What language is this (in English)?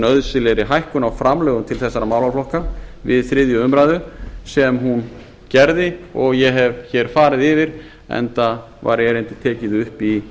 Icelandic